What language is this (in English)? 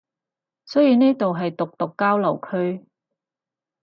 Cantonese